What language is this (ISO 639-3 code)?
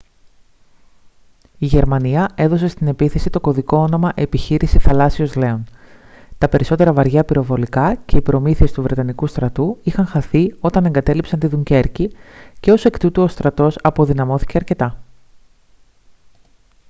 ell